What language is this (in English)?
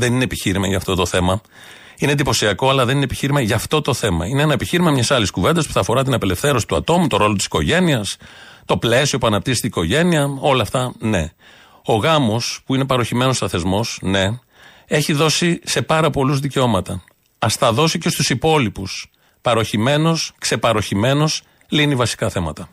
Greek